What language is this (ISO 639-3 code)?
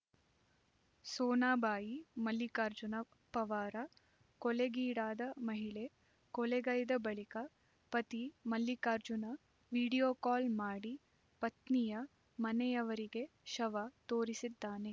kan